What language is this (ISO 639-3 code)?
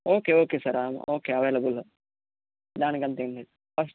tel